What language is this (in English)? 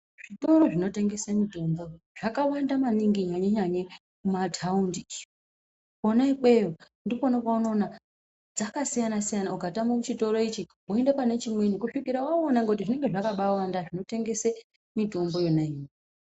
Ndau